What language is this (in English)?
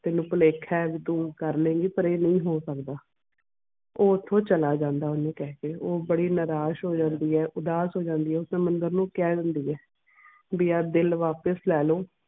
Punjabi